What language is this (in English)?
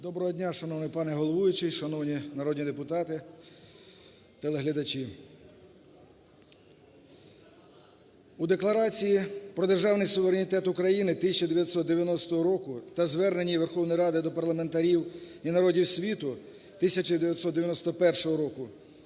Ukrainian